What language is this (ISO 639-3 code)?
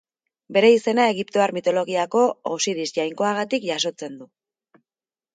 eus